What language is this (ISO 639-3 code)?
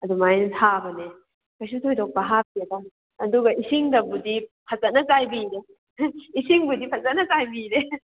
mni